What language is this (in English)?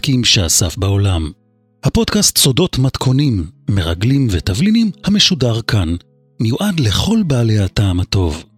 Hebrew